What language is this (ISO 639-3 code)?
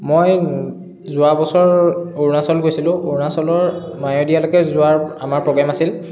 asm